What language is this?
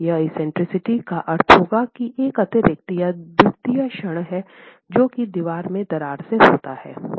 Hindi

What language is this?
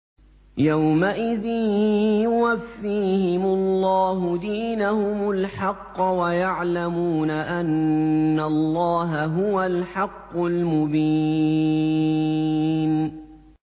Arabic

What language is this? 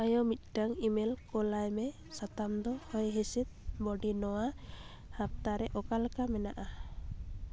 Santali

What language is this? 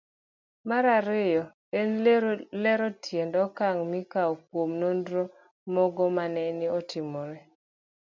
Luo (Kenya and Tanzania)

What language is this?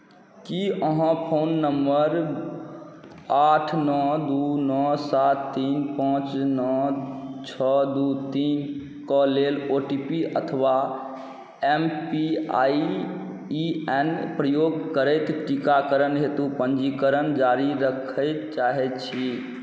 Maithili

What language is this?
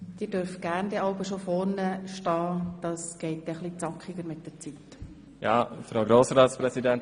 Swiss German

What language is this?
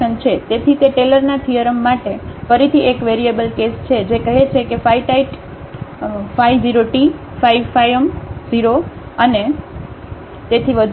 Gujarati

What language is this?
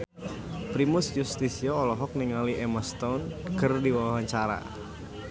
Sundanese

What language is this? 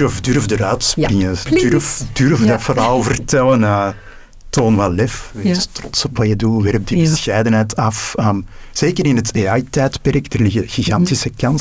Dutch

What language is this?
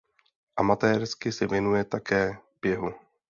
Czech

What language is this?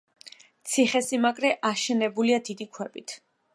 Georgian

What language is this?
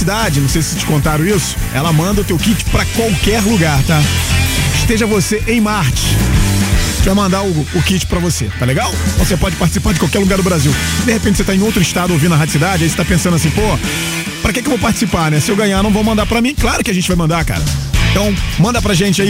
Portuguese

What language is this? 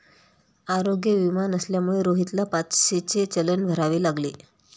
Marathi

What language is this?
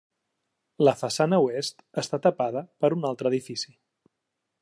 Catalan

